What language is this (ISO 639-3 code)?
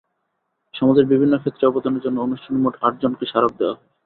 ben